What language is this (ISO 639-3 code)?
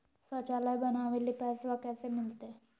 mag